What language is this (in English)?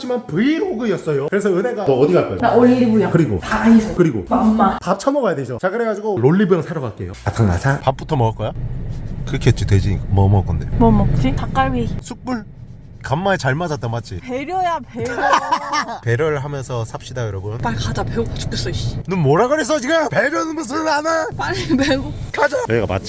Korean